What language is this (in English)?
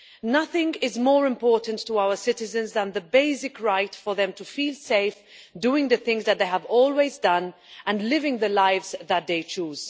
English